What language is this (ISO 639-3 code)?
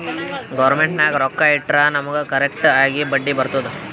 kan